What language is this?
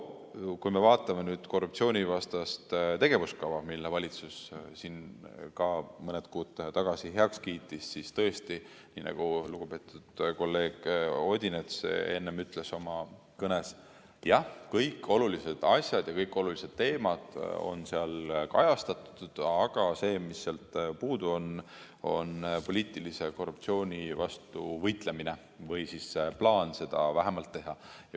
Estonian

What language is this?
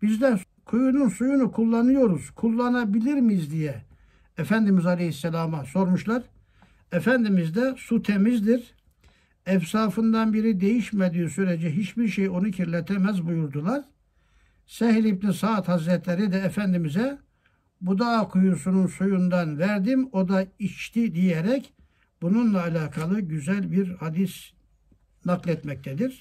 Turkish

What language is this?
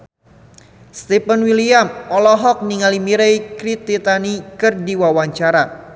Sundanese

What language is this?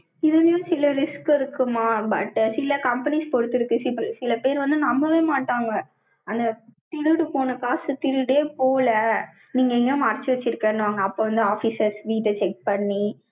Tamil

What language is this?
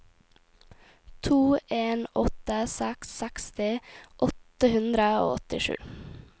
Norwegian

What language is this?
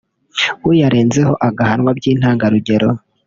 Kinyarwanda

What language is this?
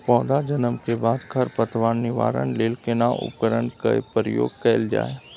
Maithili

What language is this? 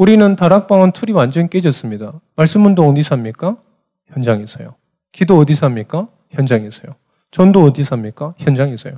Korean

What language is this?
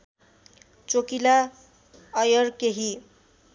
Nepali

